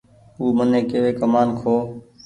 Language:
Goaria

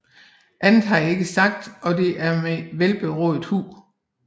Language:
Danish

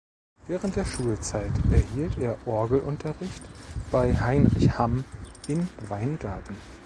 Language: German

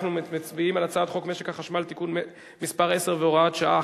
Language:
Hebrew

